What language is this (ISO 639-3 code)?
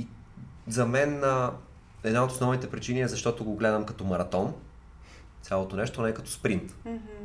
bul